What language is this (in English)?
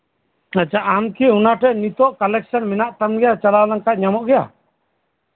Santali